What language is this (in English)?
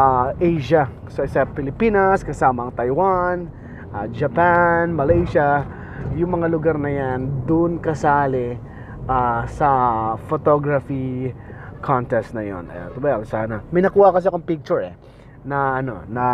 Filipino